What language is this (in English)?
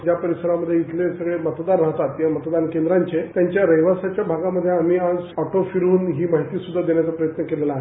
Marathi